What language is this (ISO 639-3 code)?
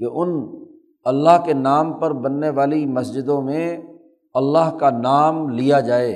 urd